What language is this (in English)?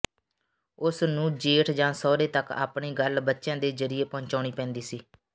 Punjabi